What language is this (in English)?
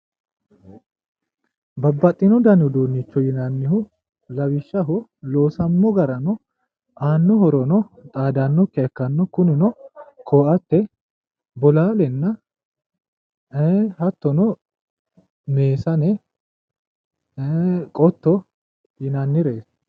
Sidamo